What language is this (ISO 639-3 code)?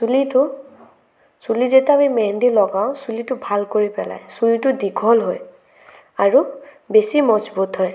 asm